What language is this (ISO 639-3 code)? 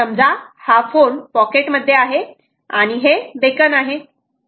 mar